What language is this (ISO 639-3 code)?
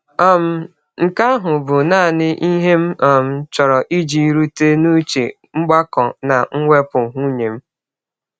ibo